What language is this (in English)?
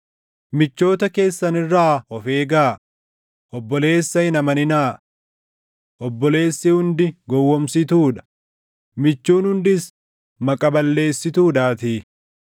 Oromo